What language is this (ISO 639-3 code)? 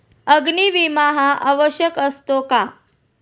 mar